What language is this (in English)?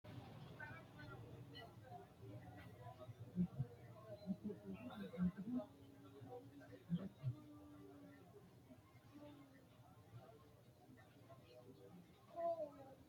Sidamo